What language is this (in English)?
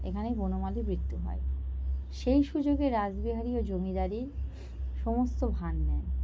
Bangla